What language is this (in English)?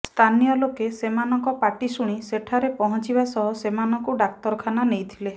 Odia